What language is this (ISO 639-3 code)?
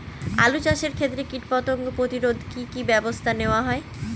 ben